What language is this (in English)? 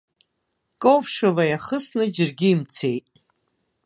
Abkhazian